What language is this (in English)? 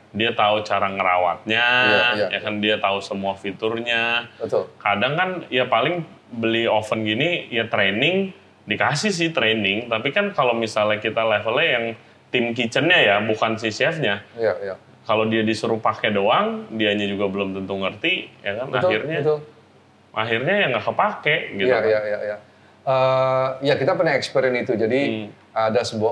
Indonesian